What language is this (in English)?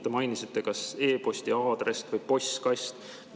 Estonian